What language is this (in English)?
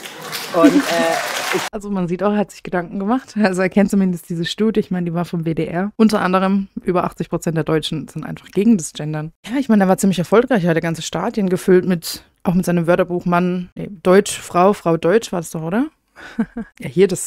German